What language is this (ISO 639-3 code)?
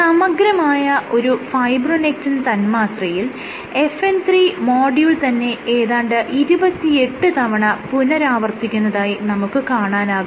mal